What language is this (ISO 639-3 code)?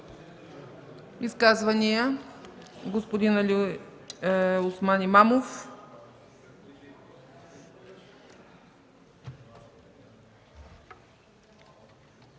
bul